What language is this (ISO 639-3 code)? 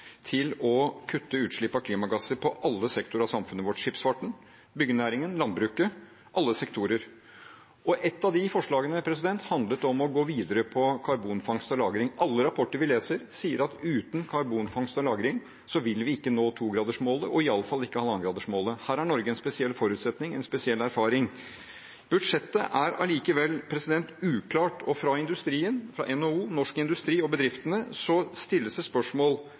nob